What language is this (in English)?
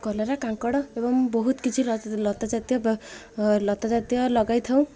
Odia